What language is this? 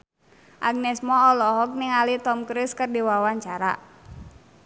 Sundanese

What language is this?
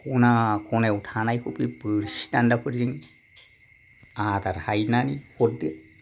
Bodo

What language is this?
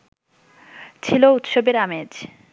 Bangla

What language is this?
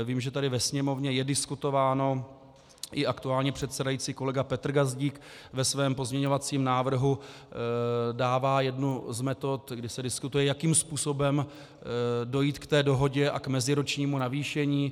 Czech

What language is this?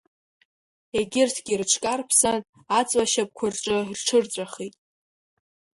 Abkhazian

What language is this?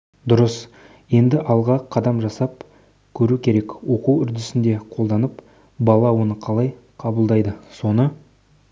Kazakh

